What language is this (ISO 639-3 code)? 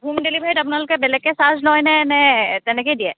asm